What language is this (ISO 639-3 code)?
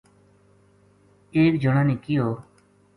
gju